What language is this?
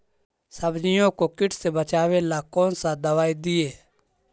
Magahi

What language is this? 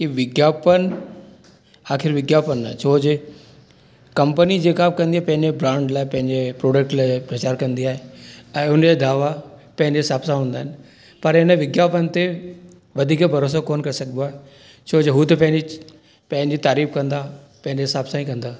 Sindhi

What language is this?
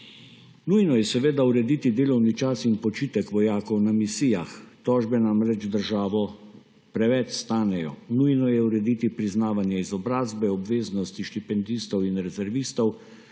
Slovenian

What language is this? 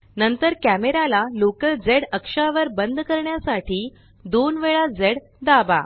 Marathi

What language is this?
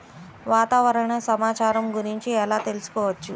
Telugu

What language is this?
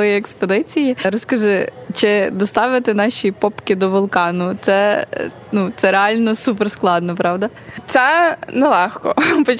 Ukrainian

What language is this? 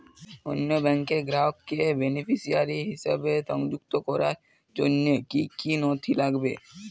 Bangla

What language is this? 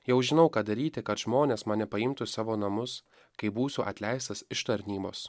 Lithuanian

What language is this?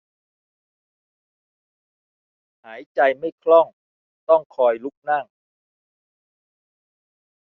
Thai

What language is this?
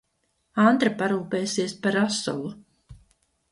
Latvian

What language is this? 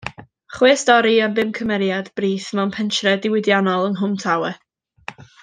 Welsh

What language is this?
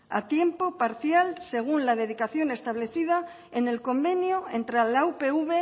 Spanish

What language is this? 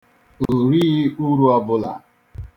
Igbo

